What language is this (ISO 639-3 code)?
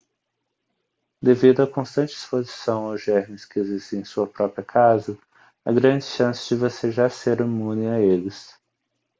por